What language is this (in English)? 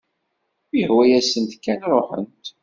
Kabyle